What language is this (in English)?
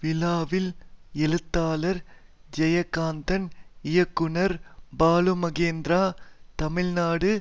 Tamil